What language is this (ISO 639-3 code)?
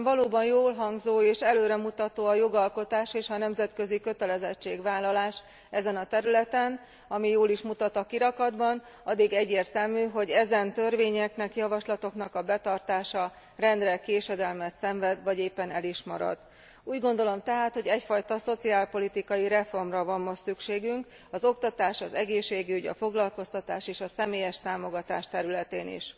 hun